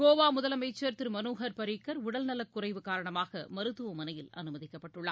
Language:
Tamil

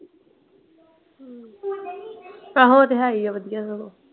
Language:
Punjabi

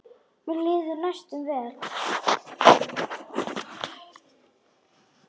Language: Icelandic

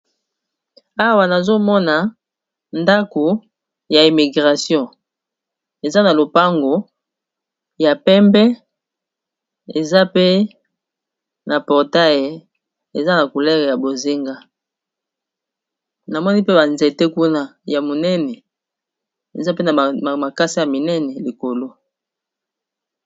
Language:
Lingala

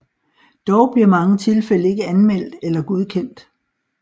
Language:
Danish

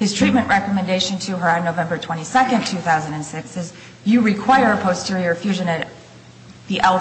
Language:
English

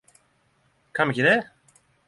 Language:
Norwegian Nynorsk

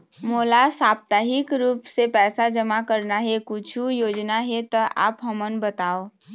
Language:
Chhattisgarhi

